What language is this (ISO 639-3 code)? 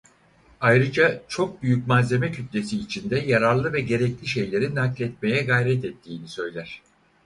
tur